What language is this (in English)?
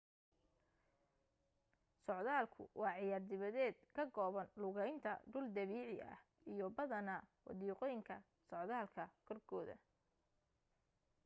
Somali